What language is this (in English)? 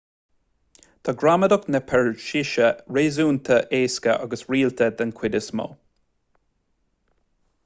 Irish